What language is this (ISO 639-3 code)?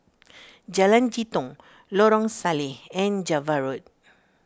eng